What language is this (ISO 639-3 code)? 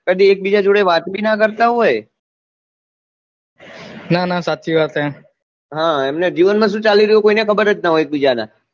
guj